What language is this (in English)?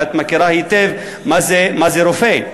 Hebrew